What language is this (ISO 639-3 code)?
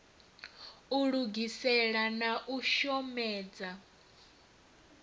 ven